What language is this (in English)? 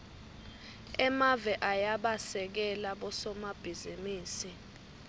Swati